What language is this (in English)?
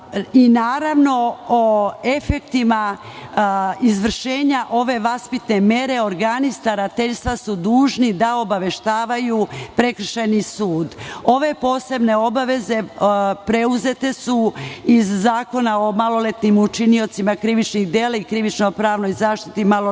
Serbian